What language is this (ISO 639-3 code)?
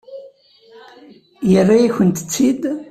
kab